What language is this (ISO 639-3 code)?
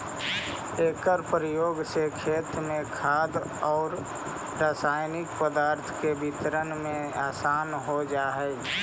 mag